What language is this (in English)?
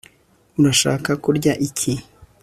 Kinyarwanda